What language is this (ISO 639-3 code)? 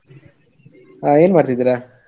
kan